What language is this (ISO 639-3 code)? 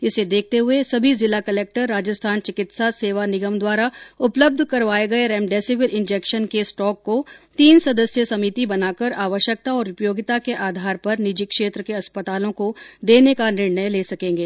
hin